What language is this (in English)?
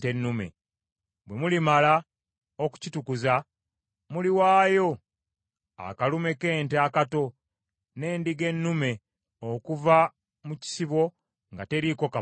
Ganda